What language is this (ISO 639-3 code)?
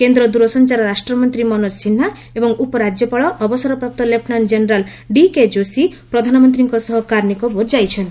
ori